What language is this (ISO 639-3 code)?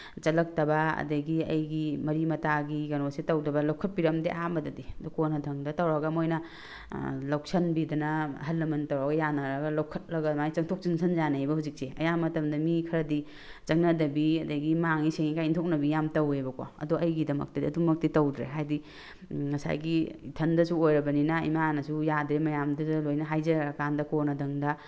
mni